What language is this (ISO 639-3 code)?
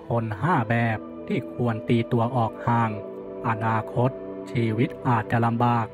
tha